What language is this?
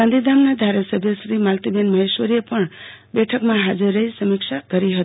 Gujarati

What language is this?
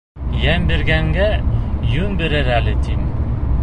Bashkir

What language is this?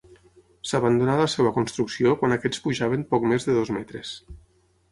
Catalan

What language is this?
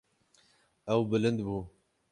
Kurdish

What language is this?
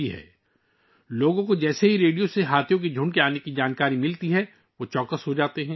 Urdu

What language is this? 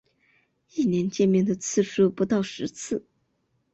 Chinese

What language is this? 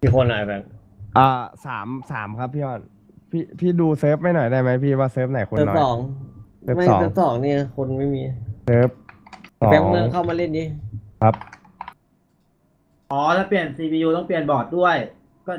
Thai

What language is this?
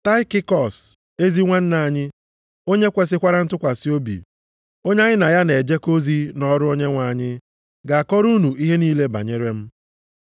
Igbo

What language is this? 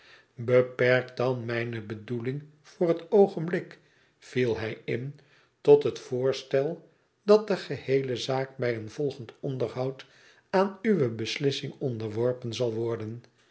Dutch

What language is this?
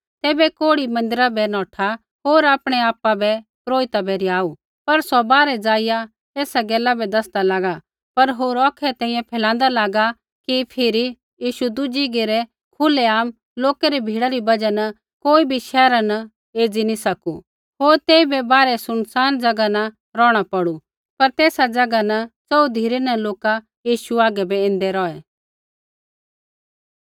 Kullu Pahari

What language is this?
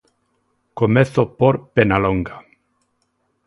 Galician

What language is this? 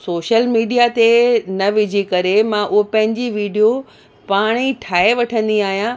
Sindhi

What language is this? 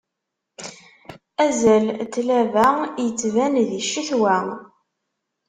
Kabyle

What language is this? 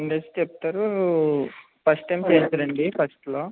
Telugu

